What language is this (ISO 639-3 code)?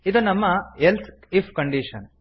kan